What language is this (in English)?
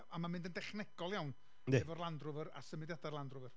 Welsh